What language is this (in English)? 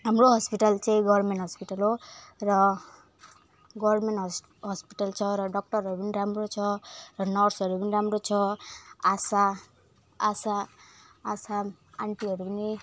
Nepali